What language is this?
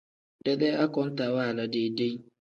Tem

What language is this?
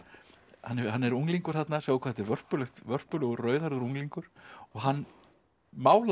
Icelandic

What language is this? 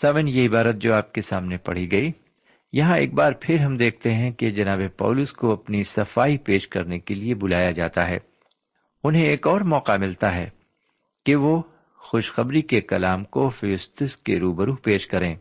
Urdu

